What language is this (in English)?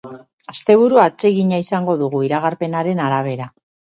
Basque